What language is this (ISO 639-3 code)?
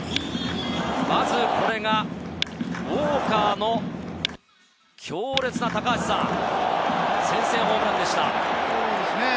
jpn